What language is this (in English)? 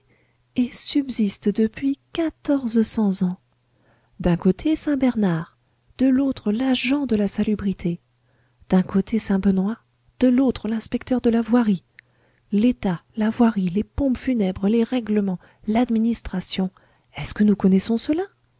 French